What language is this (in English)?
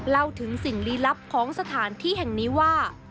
Thai